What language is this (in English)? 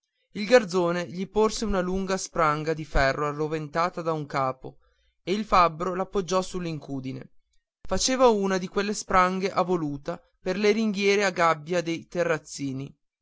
Italian